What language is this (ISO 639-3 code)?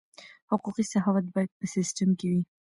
pus